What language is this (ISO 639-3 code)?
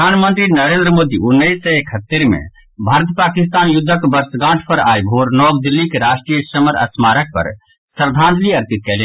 mai